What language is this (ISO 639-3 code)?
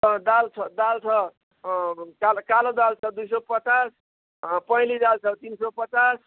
nep